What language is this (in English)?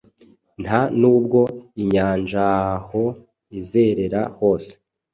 Kinyarwanda